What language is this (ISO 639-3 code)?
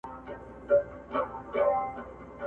pus